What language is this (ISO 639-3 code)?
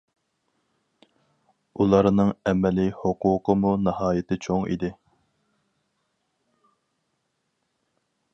uig